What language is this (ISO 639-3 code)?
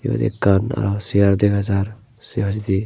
ccp